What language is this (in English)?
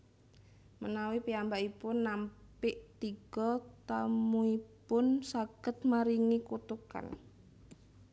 Javanese